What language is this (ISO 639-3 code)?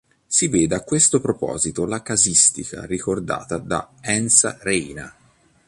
ita